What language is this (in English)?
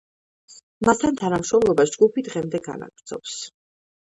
Georgian